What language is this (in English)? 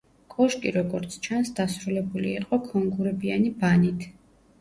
Georgian